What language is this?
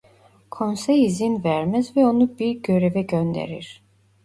Turkish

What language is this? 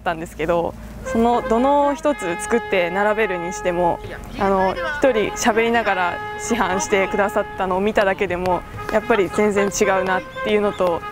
Japanese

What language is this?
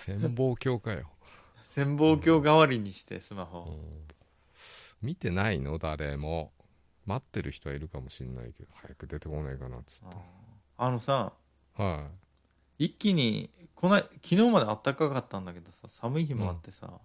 Japanese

